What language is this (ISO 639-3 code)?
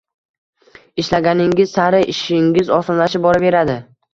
uzb